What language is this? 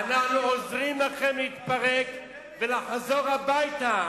Hebrew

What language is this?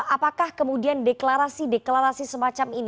Indonesian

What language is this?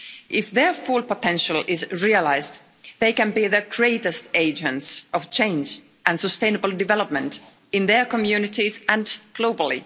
English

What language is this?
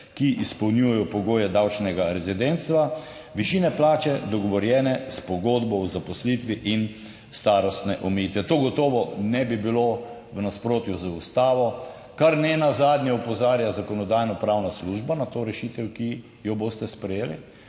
Slovenian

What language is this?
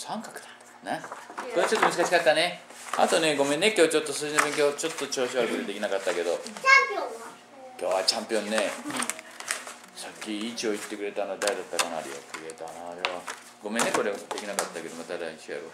Japanese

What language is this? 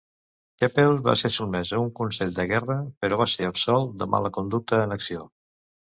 Catalan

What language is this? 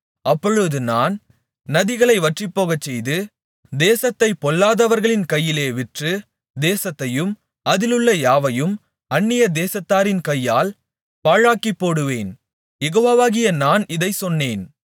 Tamil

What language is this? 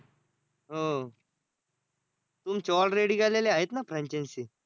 Marathi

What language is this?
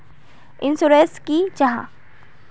Magahi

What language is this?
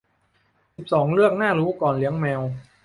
Thai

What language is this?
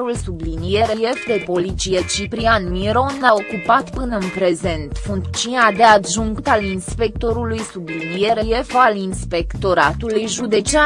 Romanian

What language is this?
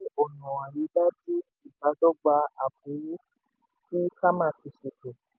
Yoruba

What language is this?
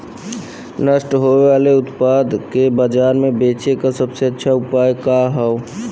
Bhojpuri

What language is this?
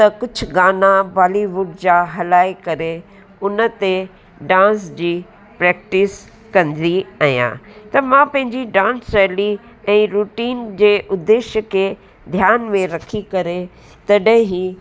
Sindhi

